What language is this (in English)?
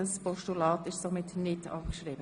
Swiss German